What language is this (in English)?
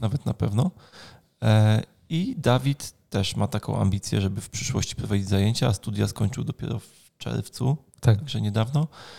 Polish